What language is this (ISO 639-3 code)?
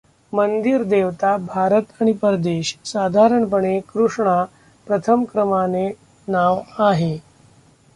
mar